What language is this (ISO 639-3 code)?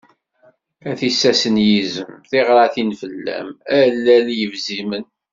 kab